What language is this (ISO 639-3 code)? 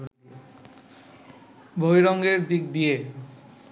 ben